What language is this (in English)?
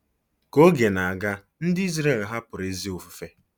Igbo